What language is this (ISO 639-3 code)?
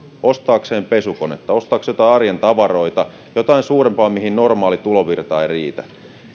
fin